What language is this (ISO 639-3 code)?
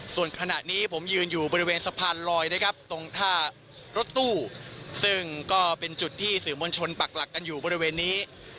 tha